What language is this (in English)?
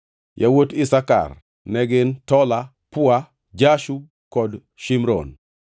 Luo (Kenya and Tanzania)